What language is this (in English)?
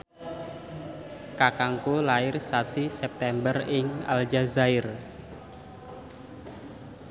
Javanese